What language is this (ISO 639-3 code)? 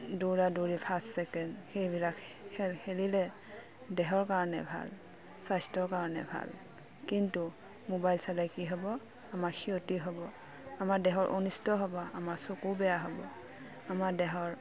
asm